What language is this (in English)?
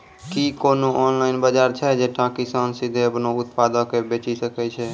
Maithili